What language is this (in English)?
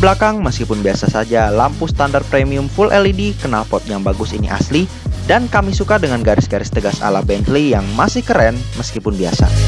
Indonesian